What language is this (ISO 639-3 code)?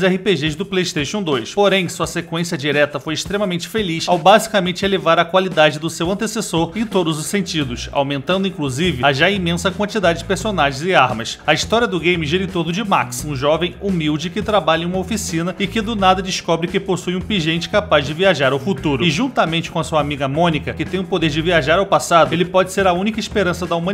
por